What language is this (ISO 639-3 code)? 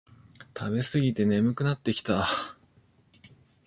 jpn